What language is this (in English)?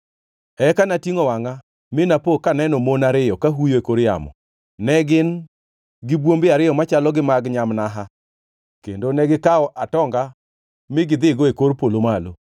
Luo (Kenya and Tanzania)